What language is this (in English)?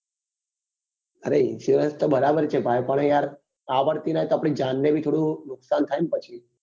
Gujarati